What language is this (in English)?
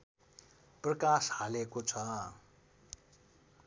Nepali